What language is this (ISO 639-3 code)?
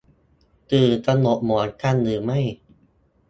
tha